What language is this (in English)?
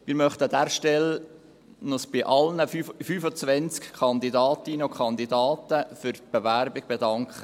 Swiss German